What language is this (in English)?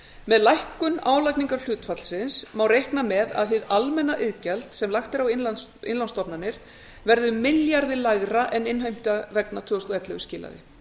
Icelandic